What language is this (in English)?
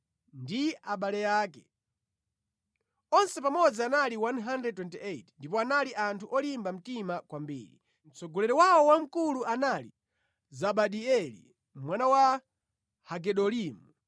Nyanja